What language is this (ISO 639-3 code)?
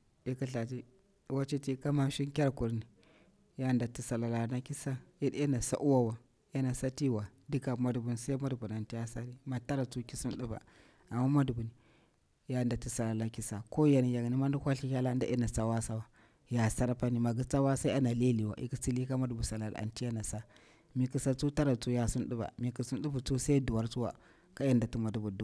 bwr